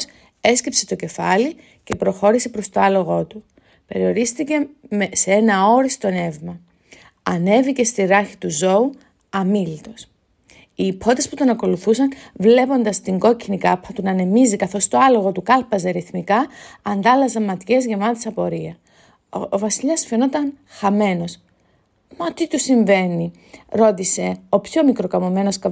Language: Greek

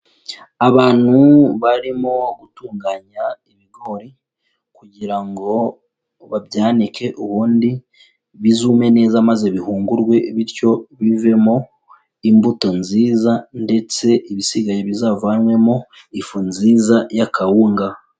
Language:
Kinyarwanda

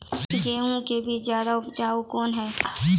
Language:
Maithili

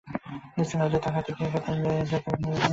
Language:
Bangla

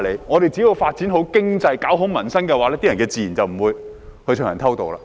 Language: Cantonese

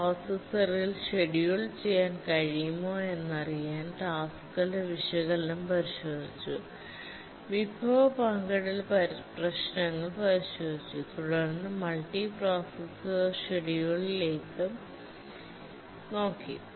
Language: Malayalam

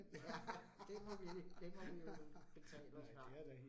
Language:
Danish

